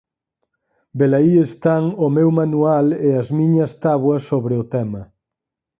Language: Galician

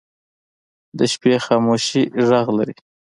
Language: Pashto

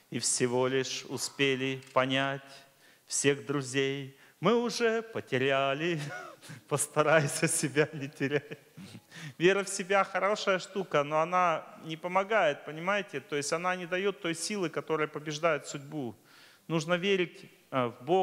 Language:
Russian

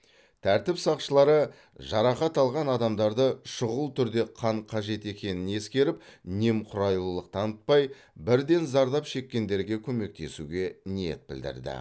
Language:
Kazakh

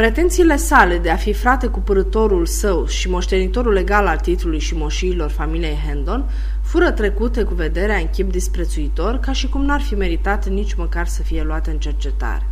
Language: Romanian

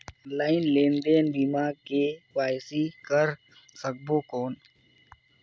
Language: Chhattisgarhi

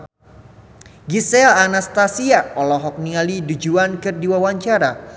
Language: Sundanese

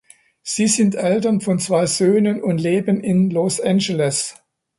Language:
German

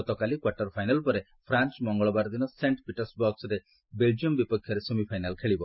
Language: Odia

